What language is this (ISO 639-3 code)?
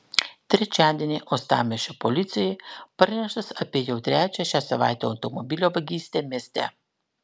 lit